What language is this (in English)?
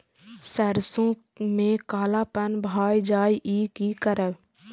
Maithili